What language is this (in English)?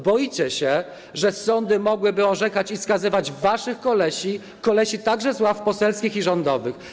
Polish